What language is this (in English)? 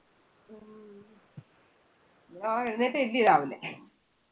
Malayalam